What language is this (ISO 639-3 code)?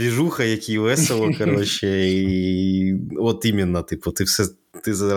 ukr